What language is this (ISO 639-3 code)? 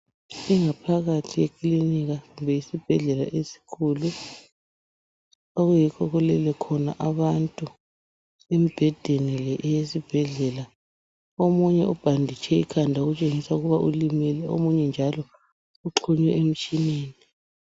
nde